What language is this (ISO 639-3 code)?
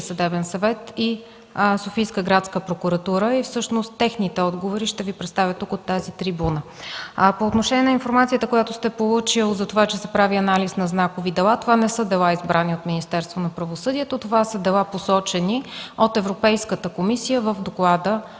bul